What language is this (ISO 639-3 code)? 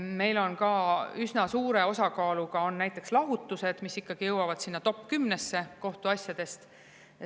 est